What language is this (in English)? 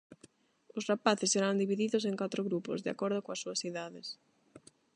Galician